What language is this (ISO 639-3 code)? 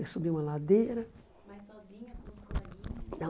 por